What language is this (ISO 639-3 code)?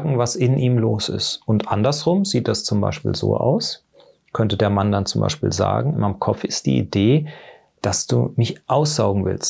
deu